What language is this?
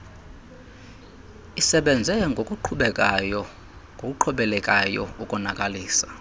Xhosa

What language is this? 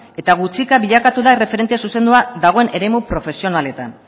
Basque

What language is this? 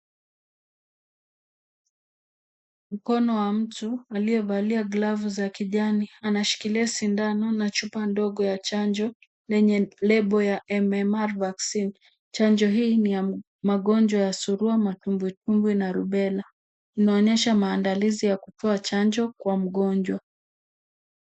Swahili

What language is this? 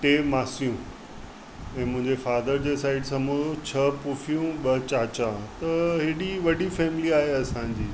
Sindhi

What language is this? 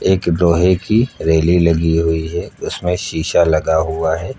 Hindi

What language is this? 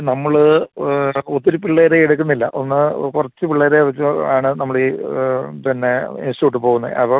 Malayalam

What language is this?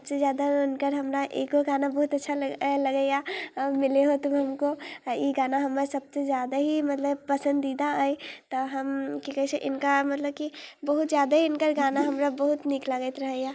Maithili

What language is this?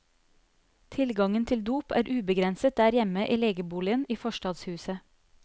Norwegian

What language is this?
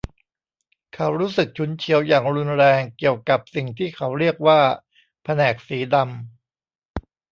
Thai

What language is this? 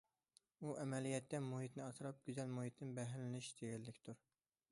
Uyghur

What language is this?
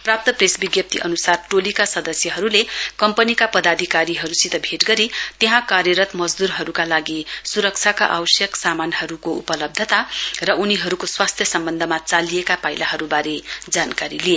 Nepali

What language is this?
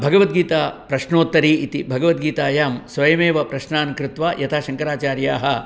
Sanskrit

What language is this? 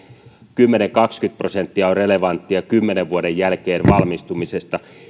Finnish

